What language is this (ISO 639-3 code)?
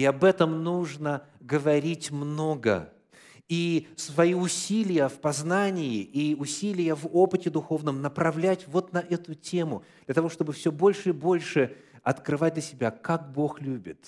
rus